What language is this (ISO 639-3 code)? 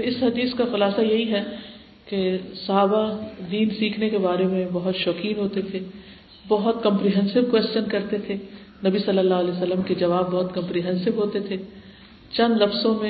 urd